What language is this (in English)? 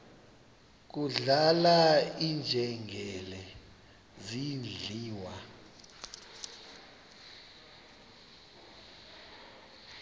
Xhosa